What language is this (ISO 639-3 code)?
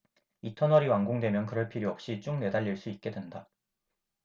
kor